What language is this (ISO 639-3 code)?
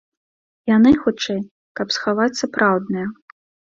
bel